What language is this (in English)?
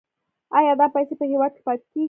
Pashto